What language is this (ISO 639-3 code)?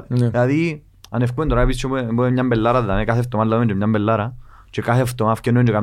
ell